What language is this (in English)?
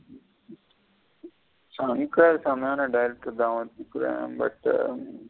Tamil